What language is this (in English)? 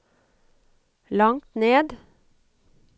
Norwegian